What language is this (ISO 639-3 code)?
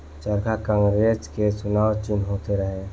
bho